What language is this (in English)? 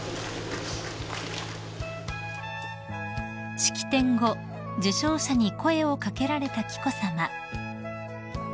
Japanese